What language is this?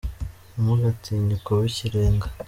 Kinyarwanda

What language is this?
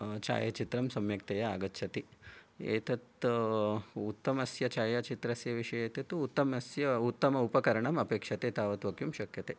Sanskrit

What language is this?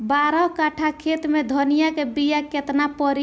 Bhojpuri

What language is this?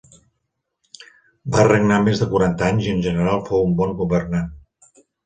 Catalan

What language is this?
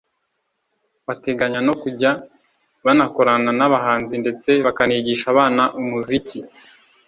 Kinyarwanda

